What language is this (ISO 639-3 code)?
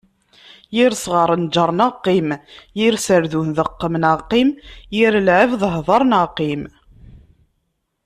kab